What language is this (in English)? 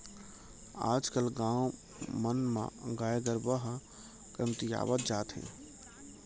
Chhattisgarhi